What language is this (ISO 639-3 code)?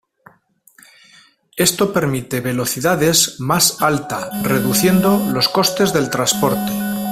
spa